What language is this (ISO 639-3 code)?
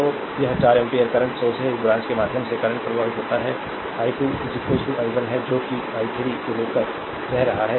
hin